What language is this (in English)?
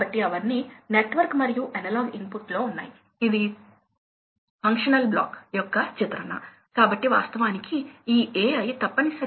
Telugu